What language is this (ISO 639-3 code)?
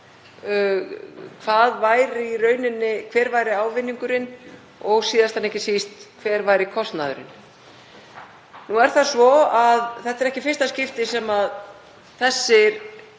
isl